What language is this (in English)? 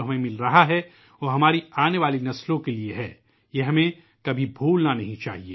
Urdu